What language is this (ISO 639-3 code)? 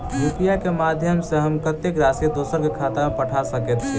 mai